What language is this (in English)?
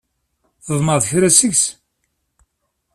Kabyle